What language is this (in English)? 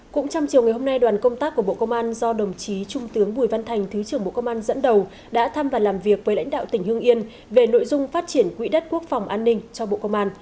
Vietnamese